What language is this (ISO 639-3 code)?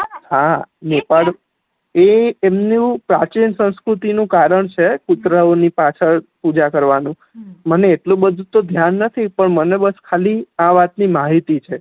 guj